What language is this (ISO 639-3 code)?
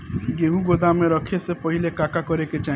bho